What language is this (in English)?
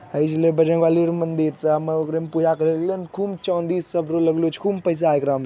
Magahi